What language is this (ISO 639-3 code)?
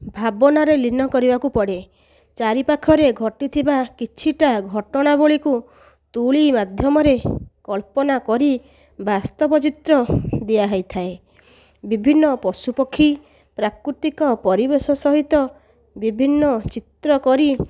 ori